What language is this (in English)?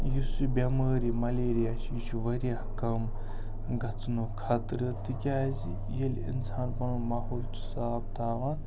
Kashmiri